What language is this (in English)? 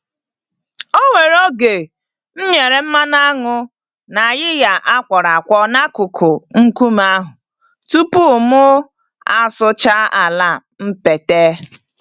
Igbo